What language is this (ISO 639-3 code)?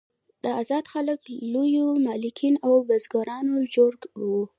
pus